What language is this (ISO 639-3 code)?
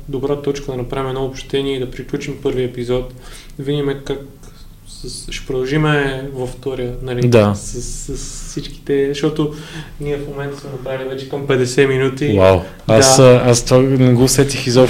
bul